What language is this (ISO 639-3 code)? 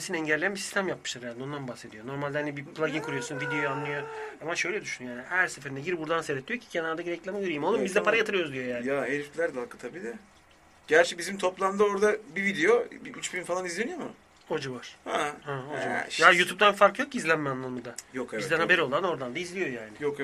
tur